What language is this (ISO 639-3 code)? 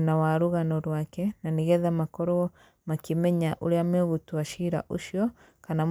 kik